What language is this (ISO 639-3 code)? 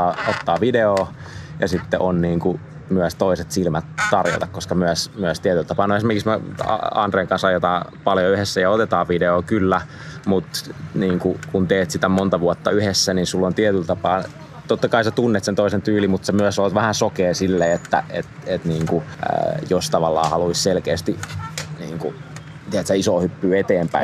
fin